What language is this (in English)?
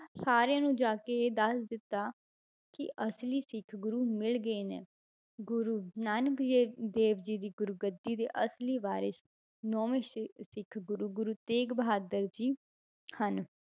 Punjabi